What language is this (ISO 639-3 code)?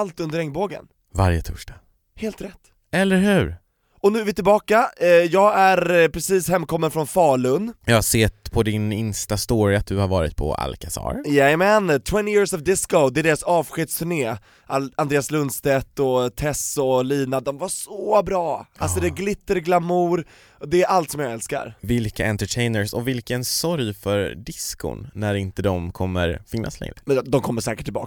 swe